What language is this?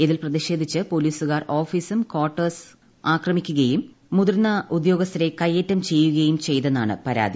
Malayalam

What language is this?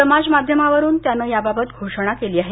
Marathi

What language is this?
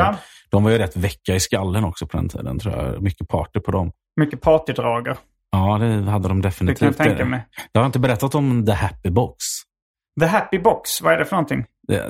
Swedish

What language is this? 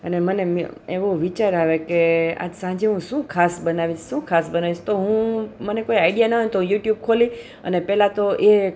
Gujarati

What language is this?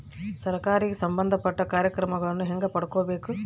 Kannada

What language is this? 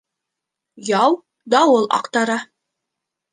Bashkir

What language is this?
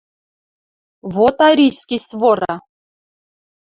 Western Mari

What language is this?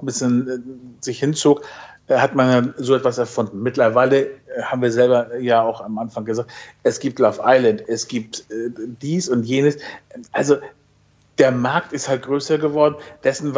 German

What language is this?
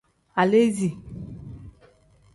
Tem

